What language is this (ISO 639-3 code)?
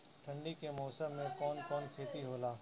bho